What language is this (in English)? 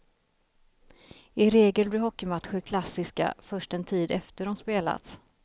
Swedish